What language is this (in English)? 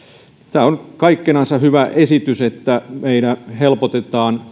Finnish